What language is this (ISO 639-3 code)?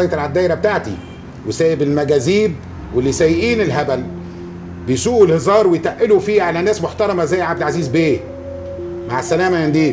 ara